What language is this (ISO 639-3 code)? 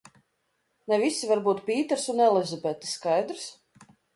lav